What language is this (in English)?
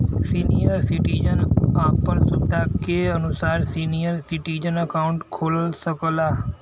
Bhojpuri